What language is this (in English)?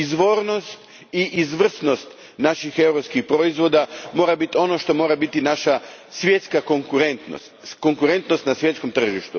Croatian